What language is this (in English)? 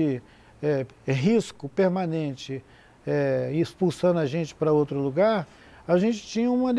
Portuguese